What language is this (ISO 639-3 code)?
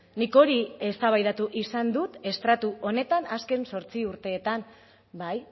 eus